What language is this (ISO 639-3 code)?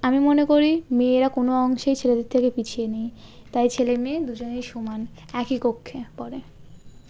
ben